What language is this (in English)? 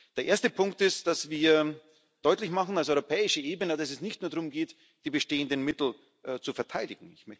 German